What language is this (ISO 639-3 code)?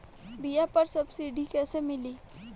bho